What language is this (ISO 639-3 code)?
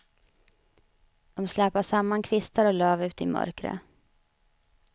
swe